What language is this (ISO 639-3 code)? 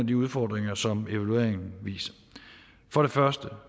dan